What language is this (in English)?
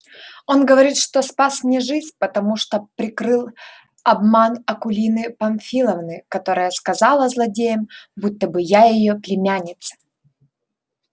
Russian